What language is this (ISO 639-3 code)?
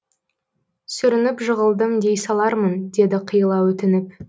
kaz